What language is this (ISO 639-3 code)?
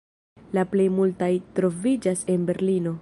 epo